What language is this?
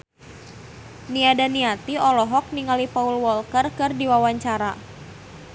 Sundanese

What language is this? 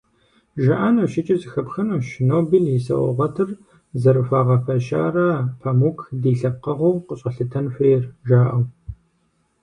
Kabardian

